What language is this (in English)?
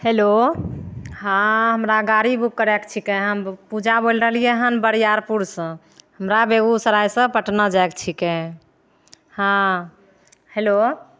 Maithili